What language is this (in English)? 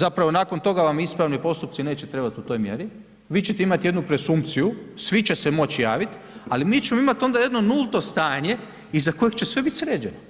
Croatian